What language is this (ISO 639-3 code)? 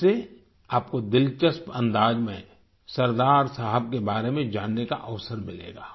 hin